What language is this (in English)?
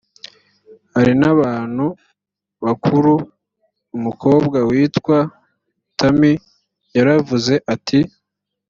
Kinyarwanda